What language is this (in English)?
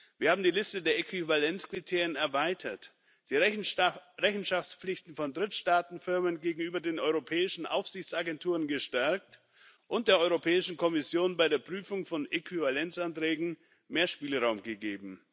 German